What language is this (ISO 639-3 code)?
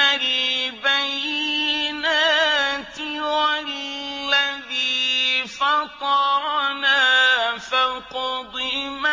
ara